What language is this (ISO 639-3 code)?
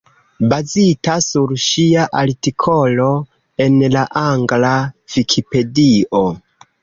epo